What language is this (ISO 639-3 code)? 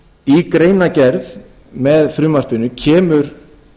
isl